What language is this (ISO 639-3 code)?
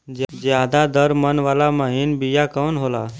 bho